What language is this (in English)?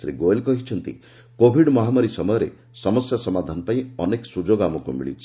Odia